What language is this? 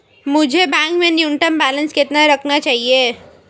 Hindi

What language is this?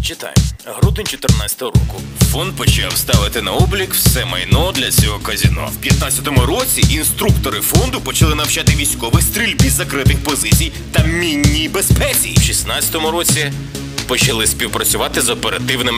Ukrainian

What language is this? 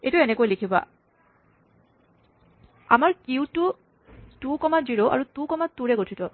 Assamese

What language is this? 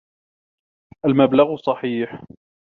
Arabic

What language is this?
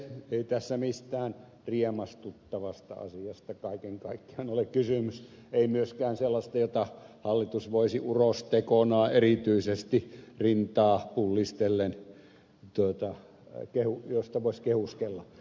Finnish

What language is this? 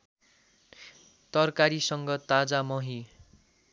Nepali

